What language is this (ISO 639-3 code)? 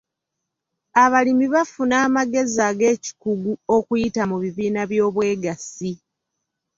lug